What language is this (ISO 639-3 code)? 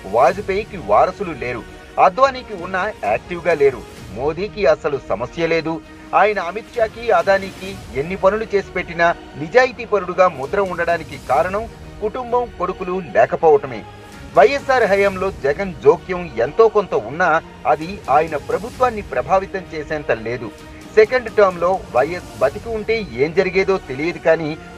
hin